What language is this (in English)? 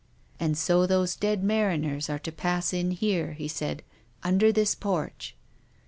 English